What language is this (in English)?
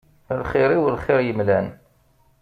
Kabyle